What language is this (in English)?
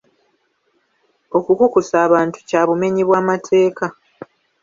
Ganda